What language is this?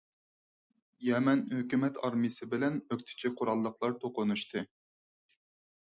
Uyghur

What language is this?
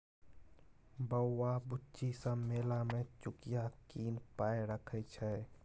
Maithili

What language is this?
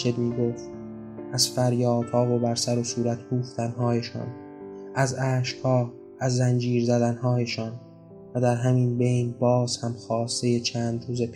Persian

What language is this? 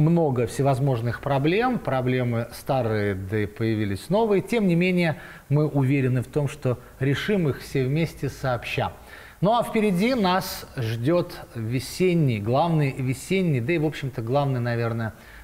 Russian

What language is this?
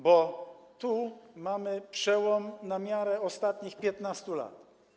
Polish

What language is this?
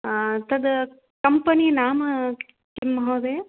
Sanskrit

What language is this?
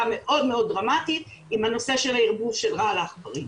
Hebrew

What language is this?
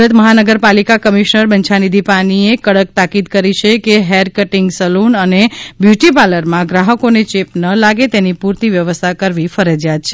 Gujarati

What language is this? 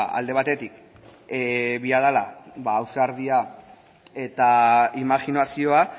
Basque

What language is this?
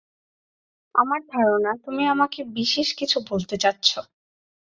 Bangla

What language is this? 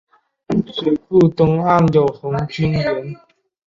Chinese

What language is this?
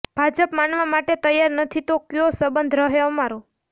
Gujarati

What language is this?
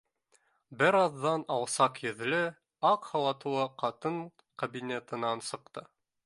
Bashkir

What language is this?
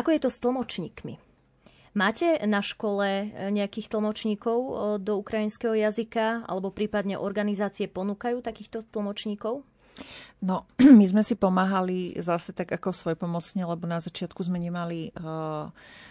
Slovak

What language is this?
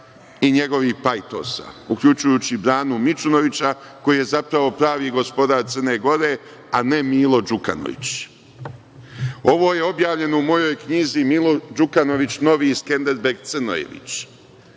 Serbian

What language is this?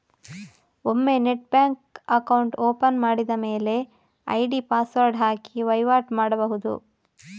Kannada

